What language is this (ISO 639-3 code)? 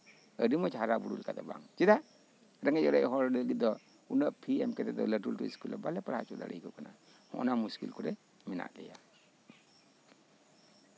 sat